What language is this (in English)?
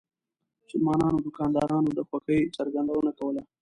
Pashto